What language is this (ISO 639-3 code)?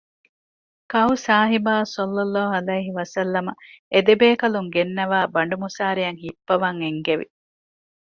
div